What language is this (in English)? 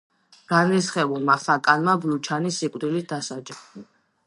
Georgian